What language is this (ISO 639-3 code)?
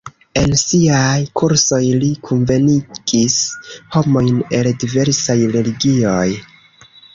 epo